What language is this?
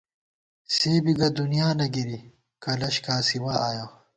Gawar-Bati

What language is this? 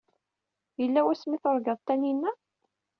Kabyle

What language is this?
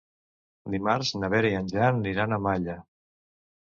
Catalan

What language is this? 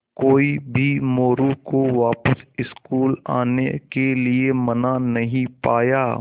Hindi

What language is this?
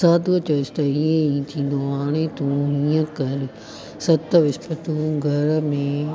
Sindhi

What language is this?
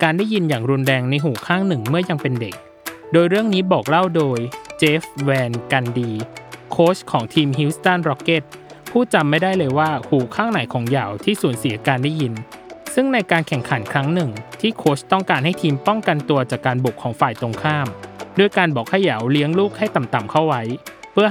Thai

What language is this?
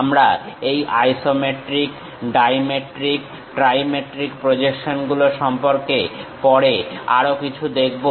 Bangla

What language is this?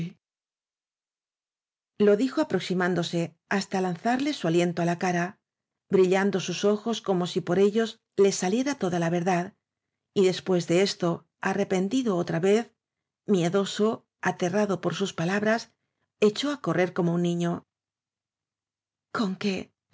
Spanish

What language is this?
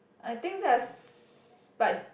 English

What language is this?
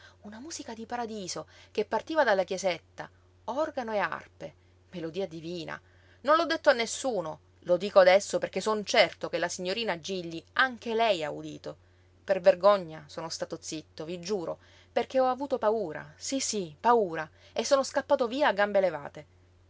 Italian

